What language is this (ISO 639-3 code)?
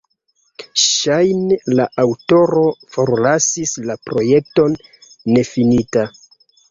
epo